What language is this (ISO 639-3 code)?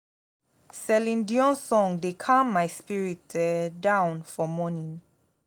pcm